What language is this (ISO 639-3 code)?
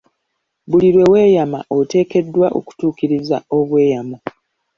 lug